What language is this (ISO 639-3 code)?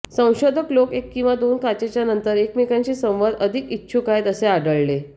mar